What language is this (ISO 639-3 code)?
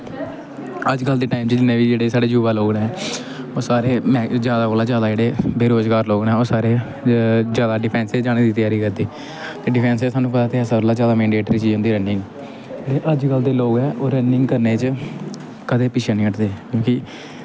doi